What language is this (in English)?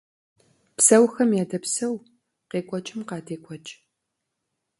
Kabardian